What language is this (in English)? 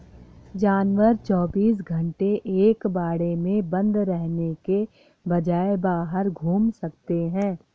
Hindi